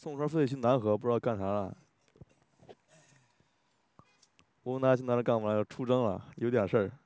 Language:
Chinese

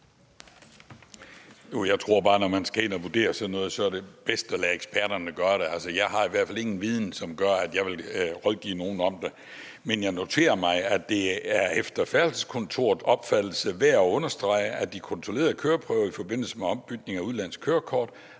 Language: Danish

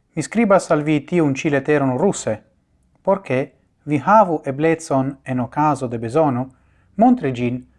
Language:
Italian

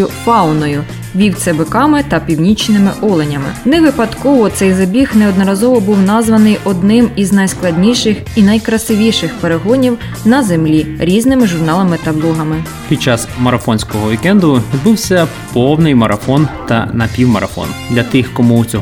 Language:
Ukrainian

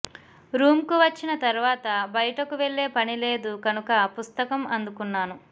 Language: Telugu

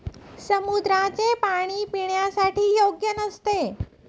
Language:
Marathi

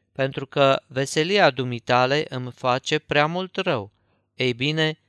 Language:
Romanian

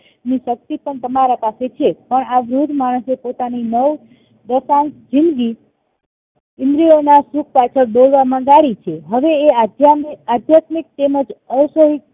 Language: Gujarati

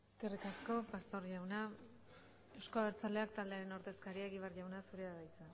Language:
Basque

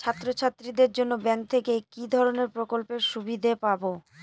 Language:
Bangla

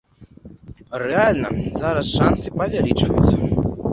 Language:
Belarusian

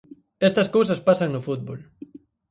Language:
Galician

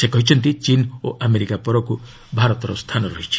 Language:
Odia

